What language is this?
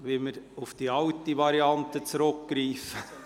Swiss German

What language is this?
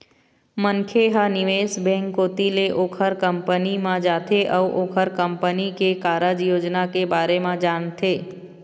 Chhattisgarhi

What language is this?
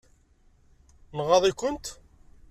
Kabyle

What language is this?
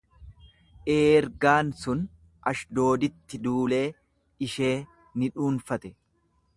Oromo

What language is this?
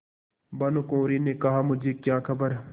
Hindi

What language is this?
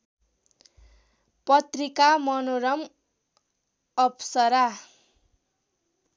Nepali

